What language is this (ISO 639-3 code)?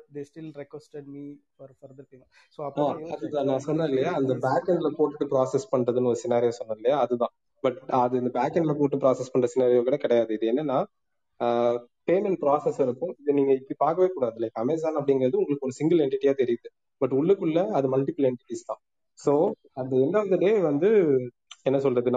tam